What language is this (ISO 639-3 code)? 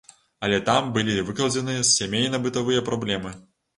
bel